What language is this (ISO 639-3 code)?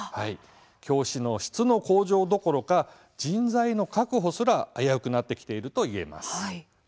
jpn